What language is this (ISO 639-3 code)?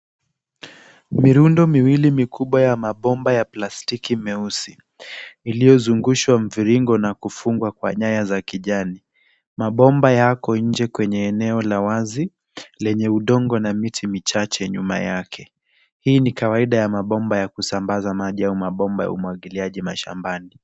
swa